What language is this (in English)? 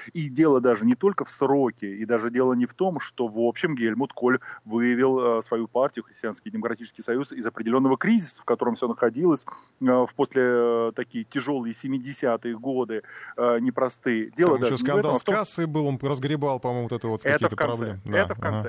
Russian